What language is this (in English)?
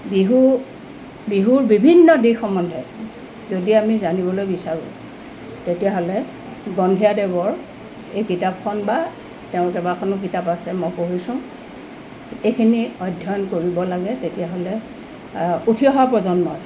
Assamese